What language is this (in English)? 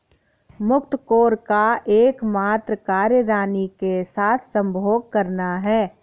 Hindi